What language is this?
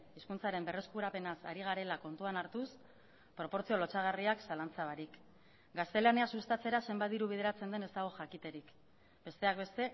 Basque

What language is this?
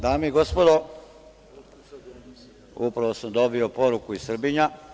Serbian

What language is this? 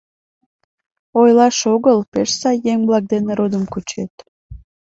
Mari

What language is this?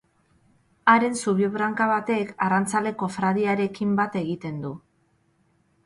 Basque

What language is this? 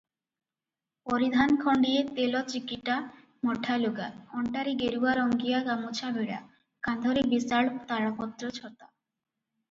Odia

